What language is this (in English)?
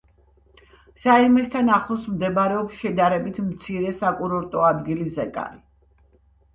Georgian